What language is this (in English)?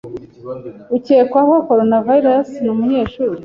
Kinyarwanda